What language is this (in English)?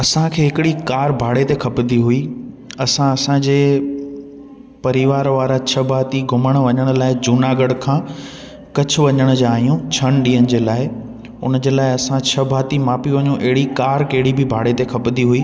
Sindhi